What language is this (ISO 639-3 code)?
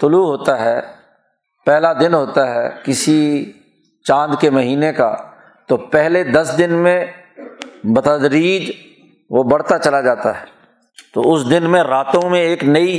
urd